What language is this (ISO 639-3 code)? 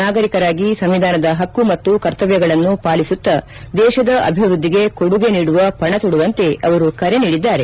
kan